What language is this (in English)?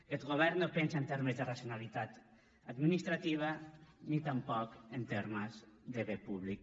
Catalan